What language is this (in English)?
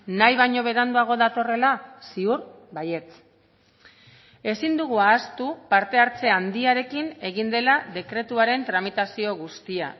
Basque